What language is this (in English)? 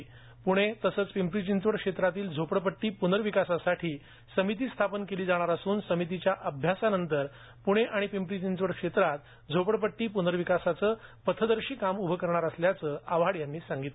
Marathi